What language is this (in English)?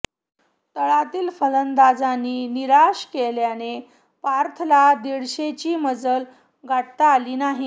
Marathi